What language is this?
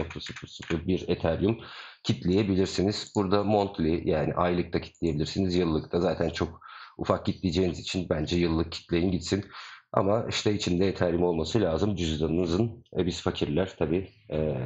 Turkish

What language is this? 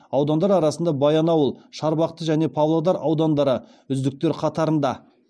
Kazakh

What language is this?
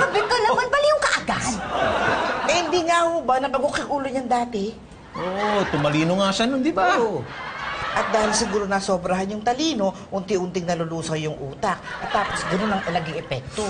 Filipino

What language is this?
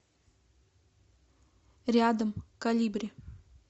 Russian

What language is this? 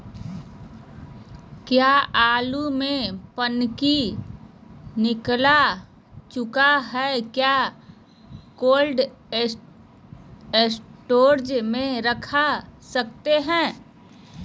Magahi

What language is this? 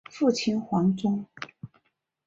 Chinese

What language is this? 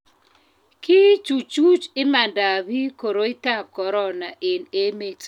Kalenjin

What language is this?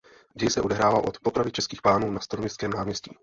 Czech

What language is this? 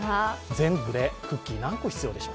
Japanese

